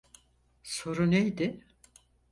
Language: Turkish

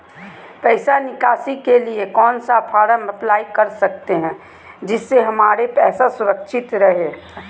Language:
Magahi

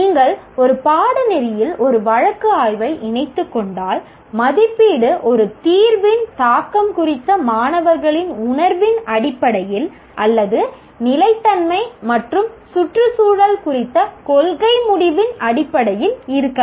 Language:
Tamil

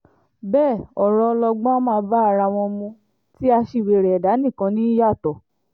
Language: Yoruba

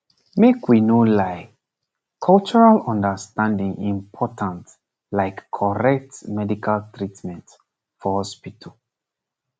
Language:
Nigerian Pidgin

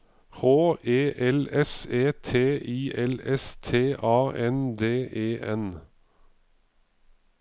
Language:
Norwegian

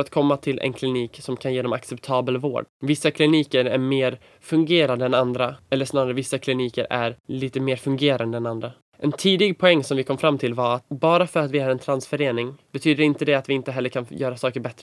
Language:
Swedish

